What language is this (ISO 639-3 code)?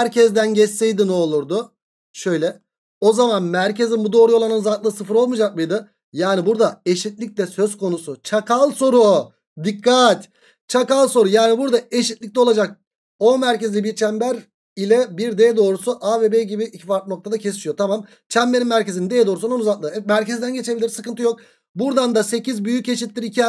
tur